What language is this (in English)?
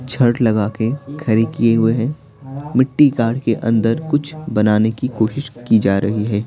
Hindi